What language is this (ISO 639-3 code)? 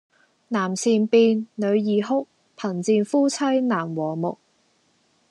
yue